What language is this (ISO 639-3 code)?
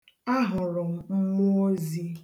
ibo